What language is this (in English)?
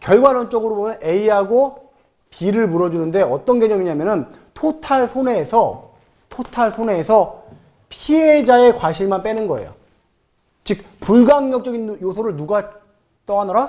Korean